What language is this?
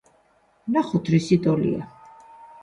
Georgian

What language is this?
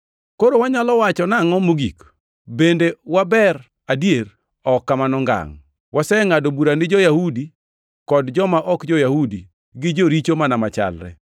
Luo (Kenya and Tanzania)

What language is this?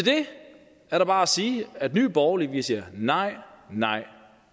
Danish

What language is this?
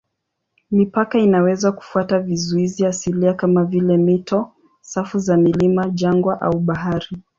Swahili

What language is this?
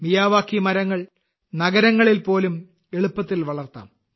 Malayalam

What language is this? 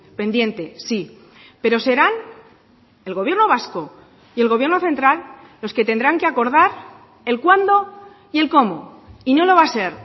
Spanish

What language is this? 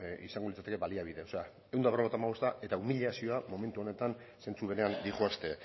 Basque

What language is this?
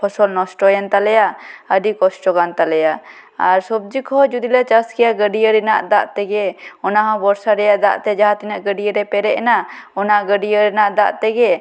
Santali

